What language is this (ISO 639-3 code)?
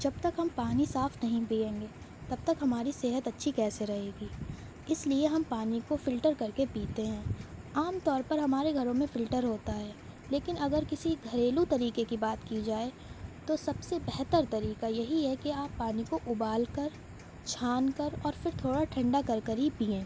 urd